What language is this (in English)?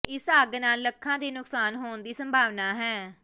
Punjabi